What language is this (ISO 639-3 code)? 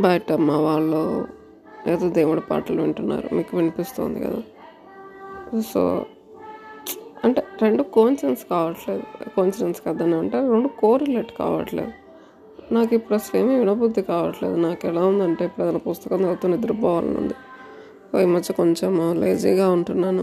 tel